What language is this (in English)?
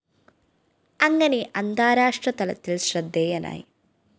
Malayalam